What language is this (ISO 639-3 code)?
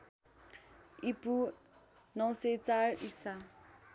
nep